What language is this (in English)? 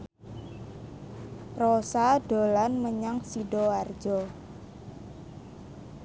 Javanese